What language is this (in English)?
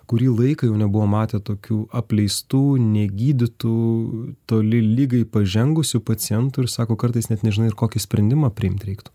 Lithuanian